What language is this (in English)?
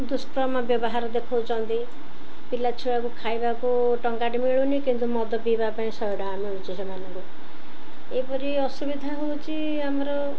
Odia